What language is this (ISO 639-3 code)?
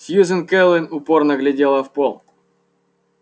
rus